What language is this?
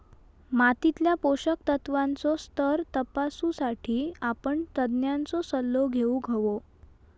Marathi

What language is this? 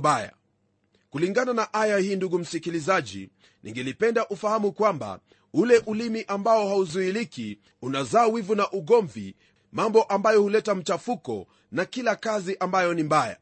Swahili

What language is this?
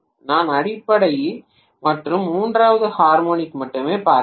Tamil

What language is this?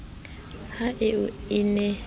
Southern Sotho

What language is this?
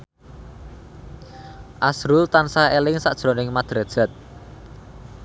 Javanese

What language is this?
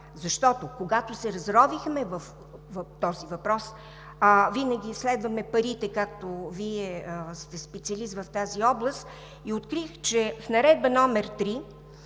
Bulgarian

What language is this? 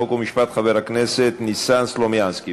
Hebrew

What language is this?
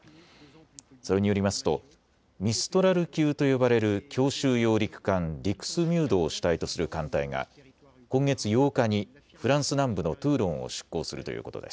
Japanese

